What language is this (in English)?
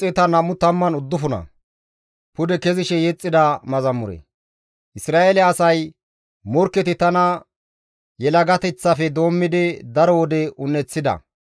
Gamo